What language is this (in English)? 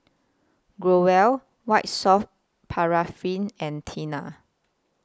English